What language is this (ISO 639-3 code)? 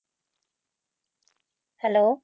pan